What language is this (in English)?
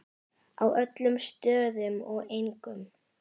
Icelandic